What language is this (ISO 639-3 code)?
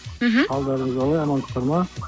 kaz